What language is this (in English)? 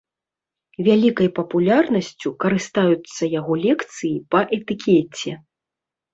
Belarusian